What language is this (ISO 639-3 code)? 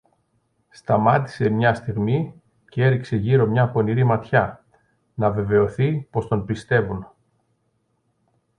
ell